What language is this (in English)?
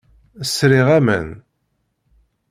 Kabyle